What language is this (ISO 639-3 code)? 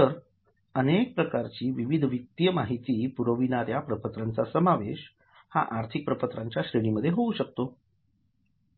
mar